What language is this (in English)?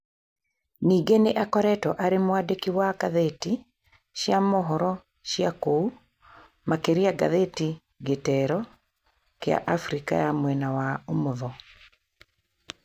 Kikuyu